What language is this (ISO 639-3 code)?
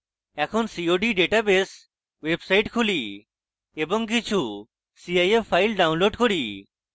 ben